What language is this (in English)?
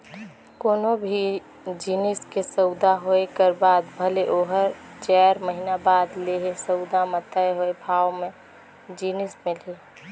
Chhattisgarhi